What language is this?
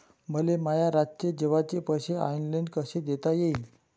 Marathi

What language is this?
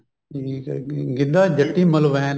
Punjabi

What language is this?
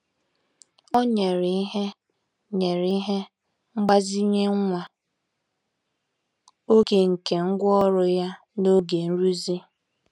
Igbo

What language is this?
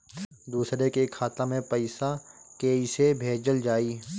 Bhojpuri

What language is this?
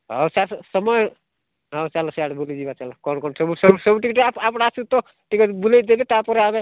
Odia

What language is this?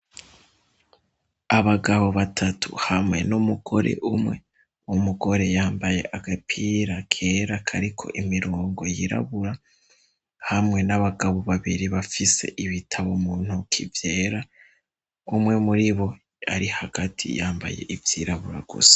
Rundi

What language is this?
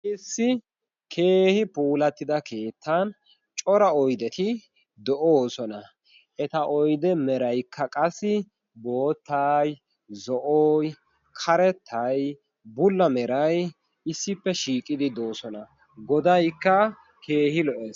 Wolaytta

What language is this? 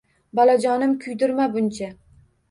Uzbek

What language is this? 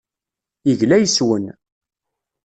Kabyle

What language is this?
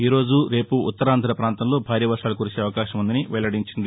Telugu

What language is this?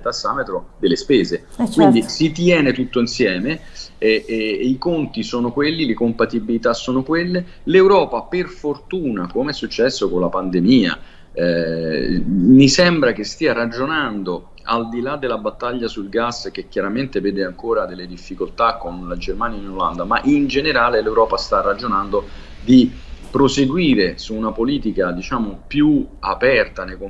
Italian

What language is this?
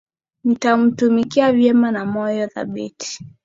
Swahili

